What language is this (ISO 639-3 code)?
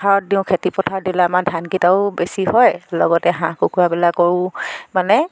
asm